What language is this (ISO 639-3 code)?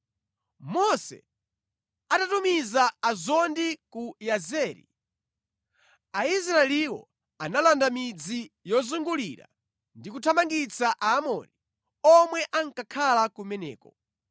nya